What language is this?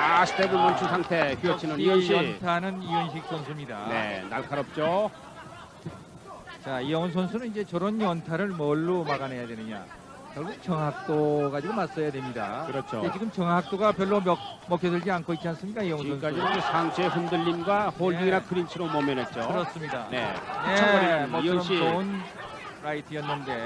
Korean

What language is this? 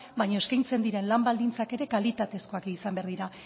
Basque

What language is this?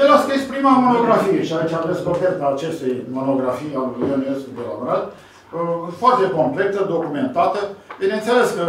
Romanian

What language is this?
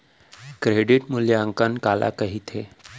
Chhattisgarhi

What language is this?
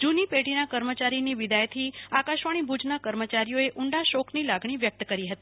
Gujarati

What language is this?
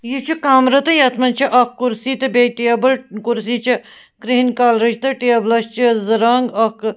Kashmiri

